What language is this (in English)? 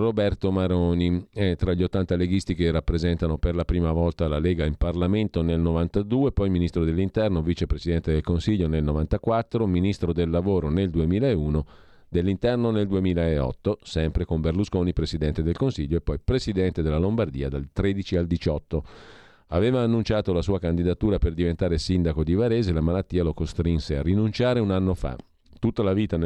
Italian